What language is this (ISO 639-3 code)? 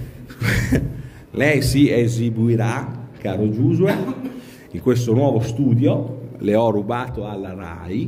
ita